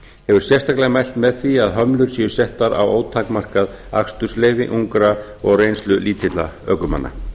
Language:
Icelandic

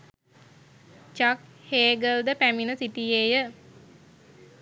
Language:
Sinhala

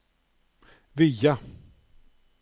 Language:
Norwegian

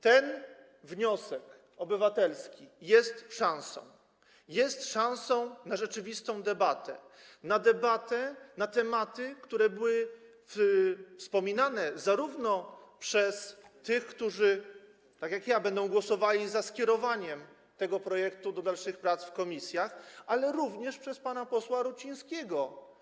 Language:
Polish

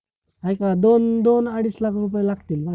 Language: Marathi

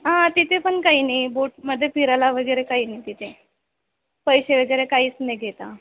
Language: Marathi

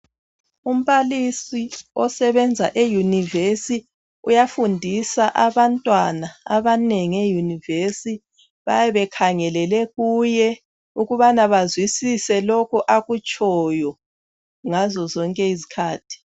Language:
North Ndebele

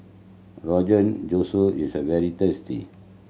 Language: English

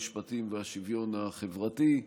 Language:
Hebrew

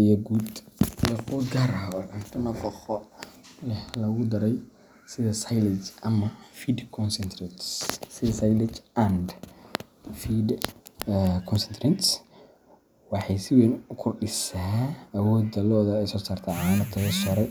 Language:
Somali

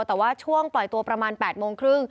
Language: Thai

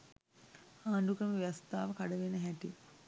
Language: Sinhala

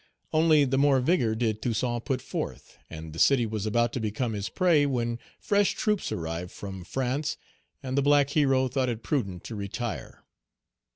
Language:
English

